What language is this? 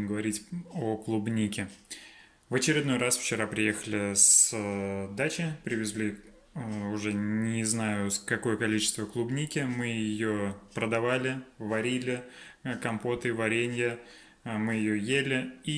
Russian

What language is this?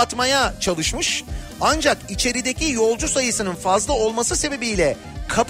Turkish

